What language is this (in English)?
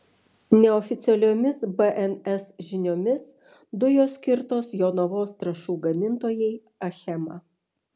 Lithuanian